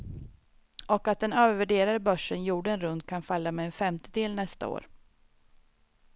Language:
Swedish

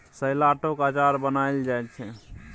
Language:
Maithili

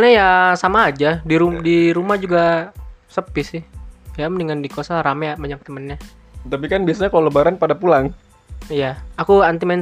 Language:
Indonesian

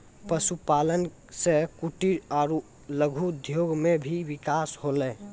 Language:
Maithili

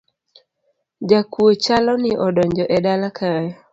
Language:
Luo (Kenya and Tanzania)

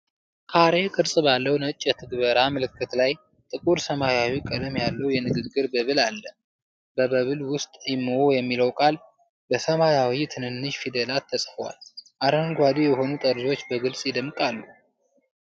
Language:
Amharic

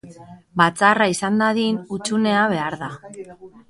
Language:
Basque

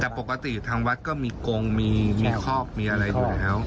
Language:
Thai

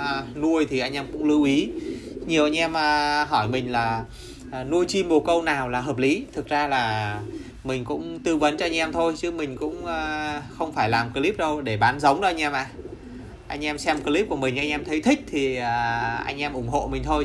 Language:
Vietnamese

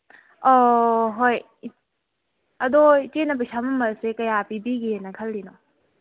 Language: Manipuri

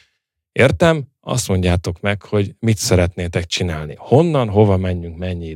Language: Hungarian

